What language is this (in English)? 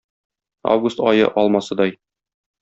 Tatar